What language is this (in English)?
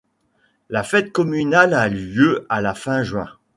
French